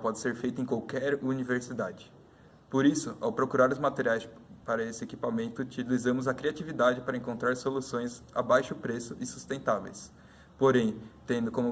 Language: Portuguese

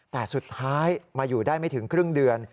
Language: Thai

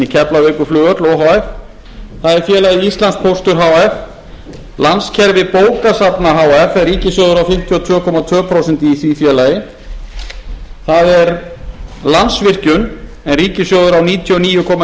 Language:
Icelandic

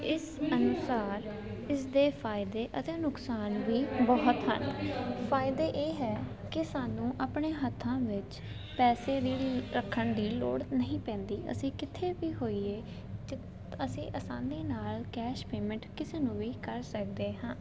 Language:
Punjabi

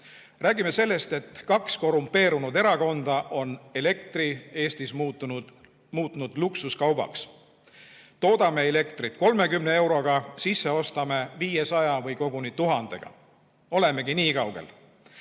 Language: Estonian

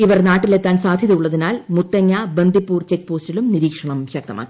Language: Malayalam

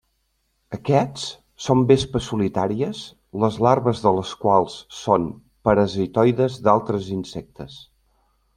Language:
Catalan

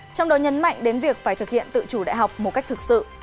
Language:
Vietnamese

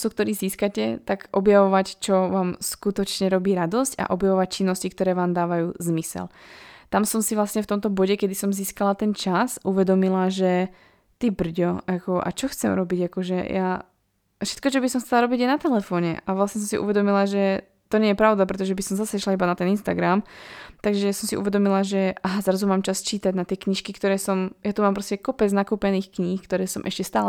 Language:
Slovak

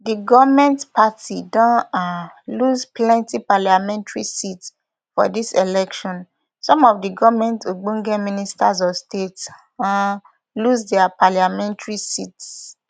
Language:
Nigerian Pidgin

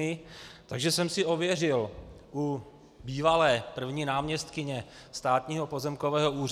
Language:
Czech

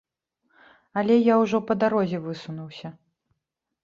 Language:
Belarusian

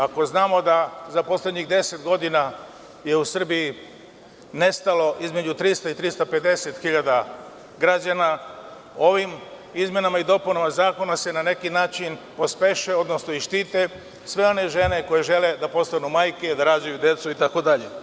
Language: Serbian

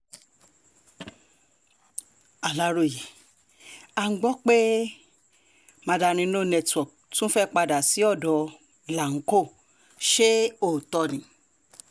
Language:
Yoruba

